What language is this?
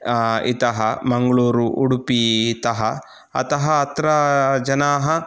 Sanskrit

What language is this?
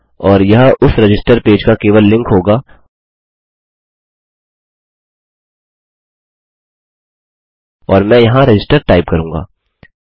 Hindi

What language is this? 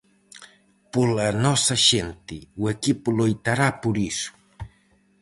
Galician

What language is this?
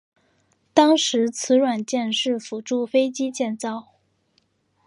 Chinese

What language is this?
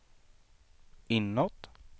Swedish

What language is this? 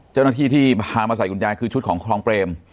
Thai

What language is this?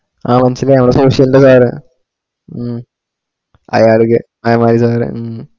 Malayalam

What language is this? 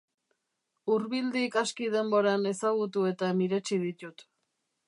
Basque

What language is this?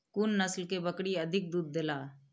Maithili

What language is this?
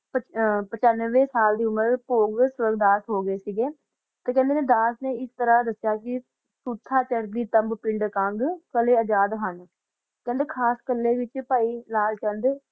Punjabi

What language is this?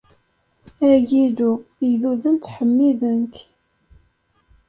Kabyle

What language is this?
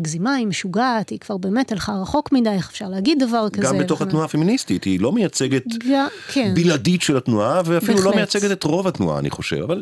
Hebrew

